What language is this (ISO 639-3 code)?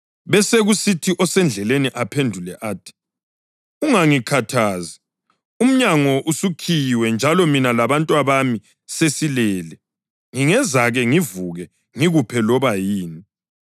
nde